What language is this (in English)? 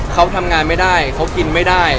Thai